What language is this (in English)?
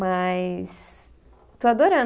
Portuguese